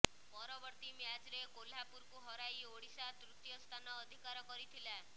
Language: Odia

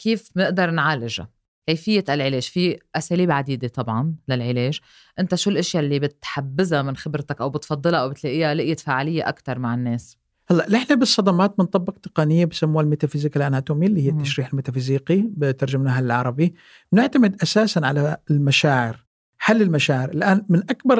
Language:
Arabic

